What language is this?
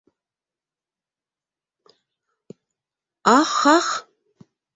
Bashkir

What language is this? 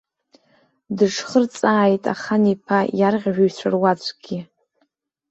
Abkhazian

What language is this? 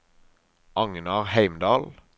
Norwegian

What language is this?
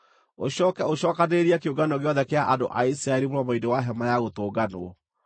Kikuyu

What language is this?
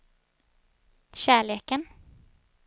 Swedish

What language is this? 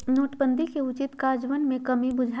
Magahi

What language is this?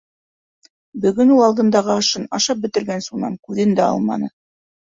Bashkir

